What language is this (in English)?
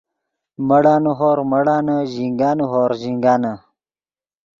Yidgha